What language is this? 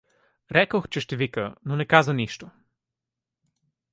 Bulgarian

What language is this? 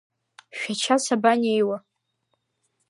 Abkhazian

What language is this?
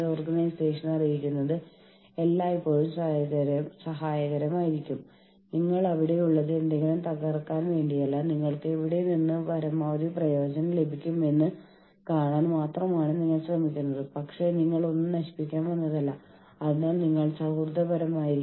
Malayalam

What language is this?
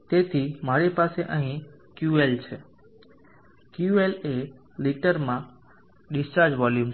Gujarati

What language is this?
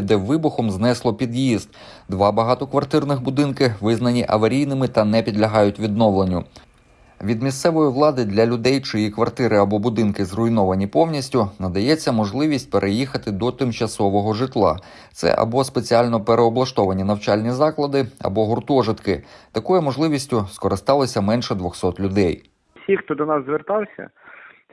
Ukrainian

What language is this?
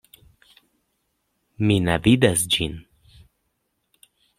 Esperanto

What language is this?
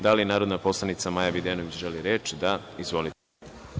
Serbian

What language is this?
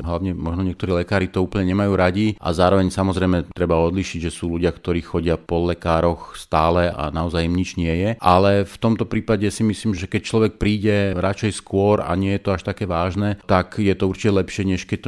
Slovak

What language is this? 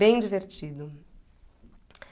Portuguese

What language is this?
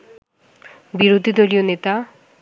Bangla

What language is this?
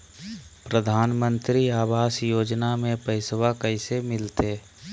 Magahi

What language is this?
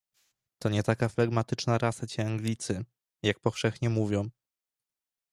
Polish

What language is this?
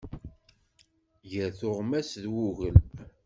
Kabyle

